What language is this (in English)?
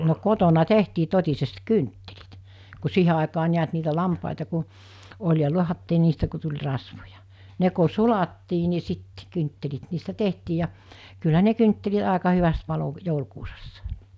Finnish